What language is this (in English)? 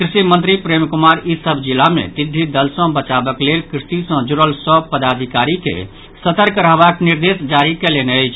Maithili